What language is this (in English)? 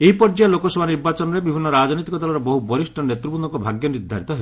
Odia